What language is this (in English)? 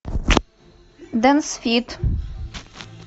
Russian